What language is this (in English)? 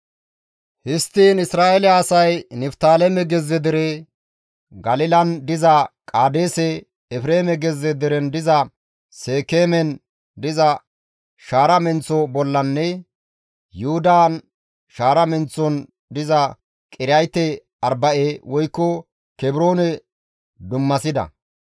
Gamo